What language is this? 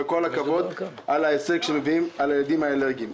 Hebrew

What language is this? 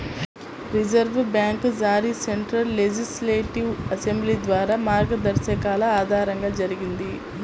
Telugu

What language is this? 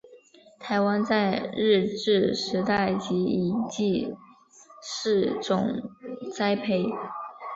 Chinese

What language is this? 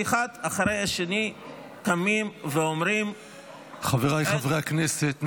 Hebrew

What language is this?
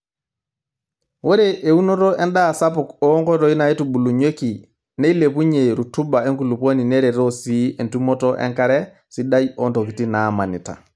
Masai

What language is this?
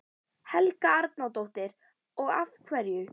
Icelandic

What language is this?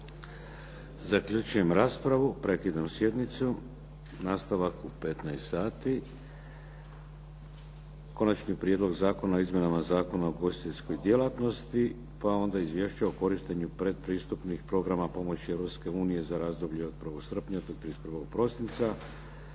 Croatian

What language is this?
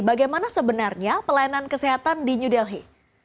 Indonesian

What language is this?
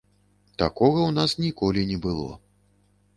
Belarusian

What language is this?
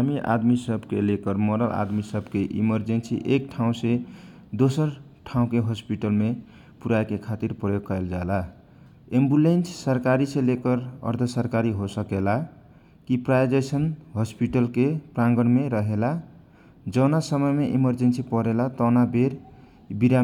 Kochila Tharu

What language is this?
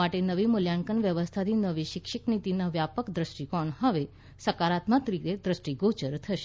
Gujarati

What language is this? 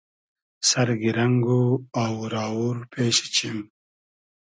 Hazaragi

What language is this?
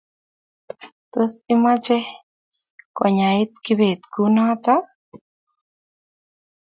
Kalenjin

